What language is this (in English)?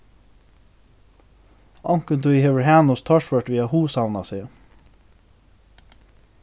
Faroese